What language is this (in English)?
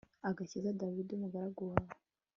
Kinyarwanda